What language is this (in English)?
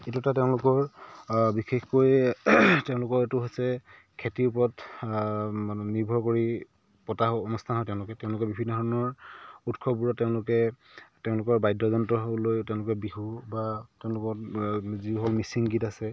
Assamese